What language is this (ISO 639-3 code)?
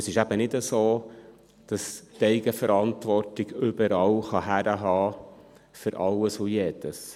gsw